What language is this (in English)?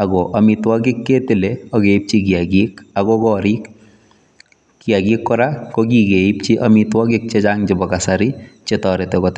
Kalenjin